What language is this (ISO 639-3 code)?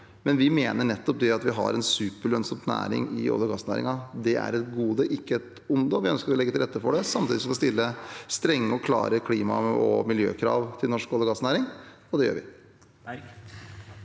nor